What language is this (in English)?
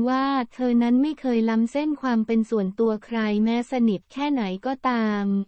Thai